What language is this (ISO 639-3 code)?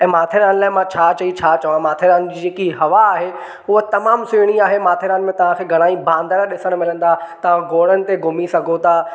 snd